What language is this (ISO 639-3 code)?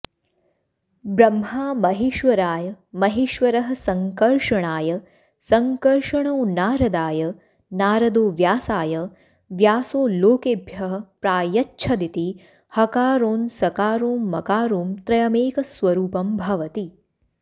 san